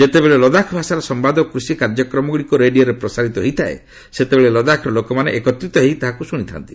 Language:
Odia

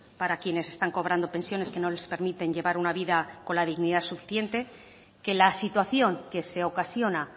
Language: Spanish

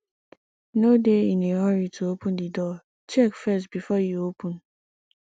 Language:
Nigerian Pidgin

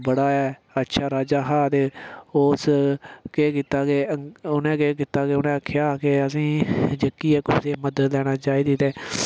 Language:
Dogri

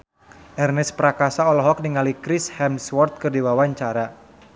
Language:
Sundanese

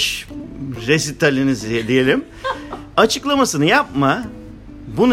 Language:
Turkish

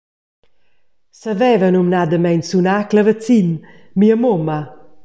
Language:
Romansh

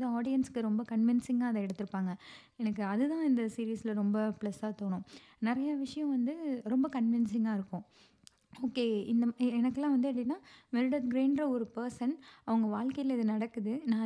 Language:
Tamil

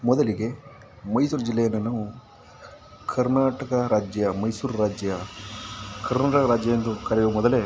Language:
Kannada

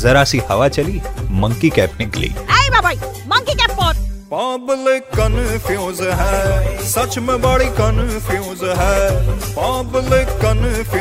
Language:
Hindi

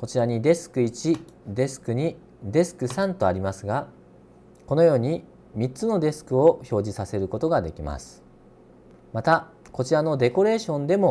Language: Japanese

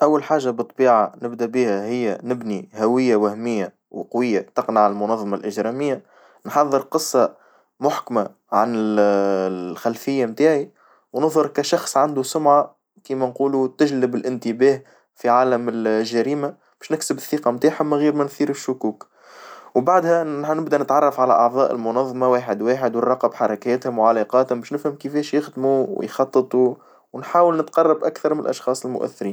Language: Tunisian Arabic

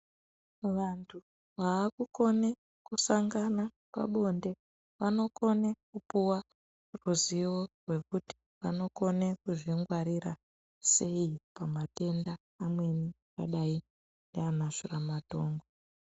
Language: Ndau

